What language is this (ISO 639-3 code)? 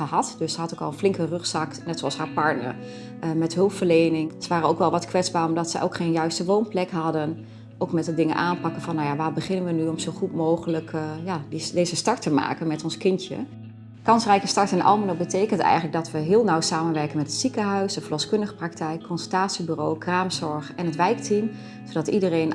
nld